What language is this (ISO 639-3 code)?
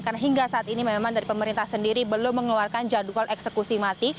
ind